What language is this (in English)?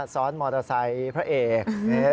Thai